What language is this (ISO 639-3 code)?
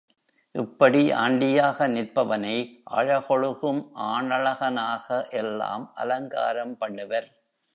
tam